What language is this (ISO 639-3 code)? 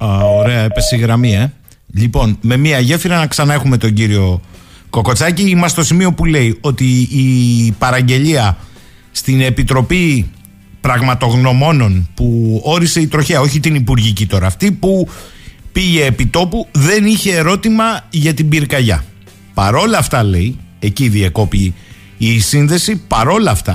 ell